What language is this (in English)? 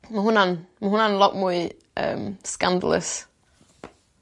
Welsh